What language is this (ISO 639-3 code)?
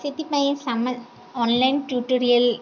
ori